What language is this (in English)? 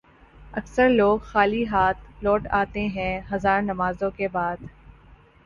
Urdu